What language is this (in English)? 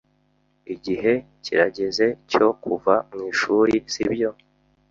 Kinyarwanda